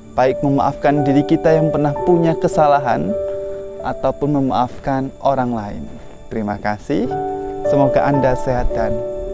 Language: Indonesian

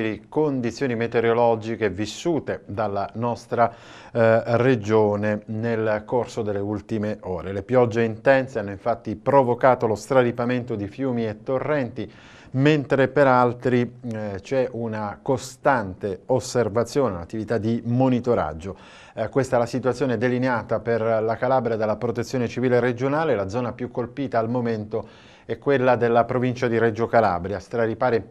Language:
Italian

